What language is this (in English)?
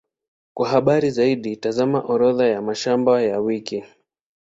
Swahili